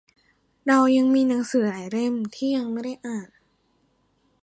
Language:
Thai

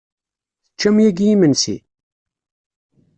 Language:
Kabyle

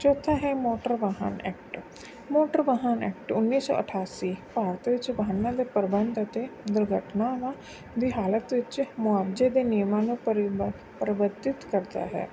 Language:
Punjabi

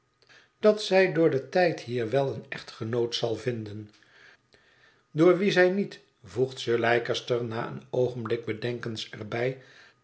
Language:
Dutch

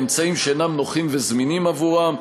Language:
Hebrew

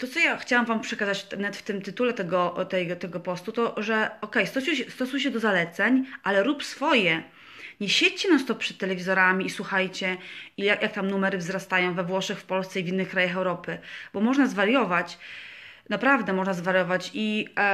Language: Polish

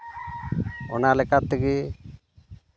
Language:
Santali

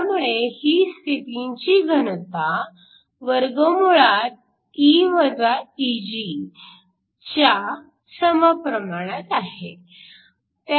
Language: Marathi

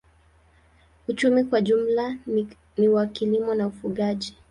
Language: Swahili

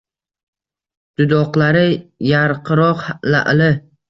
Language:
Uzbek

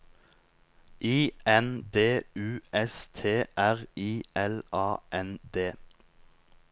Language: Norwegian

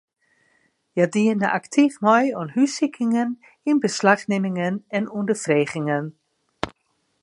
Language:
Western Frisian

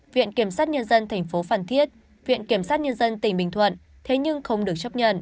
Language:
Vietnamese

